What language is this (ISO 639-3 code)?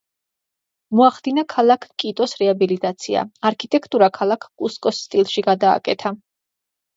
kat